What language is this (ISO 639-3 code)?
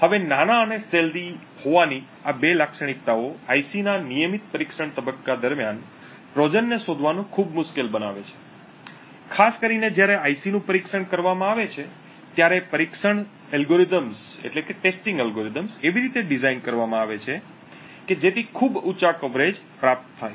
guj